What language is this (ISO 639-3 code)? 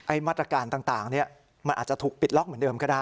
tha